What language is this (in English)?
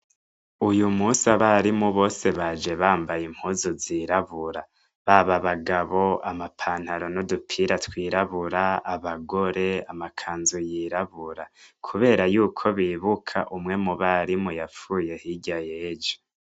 Rundi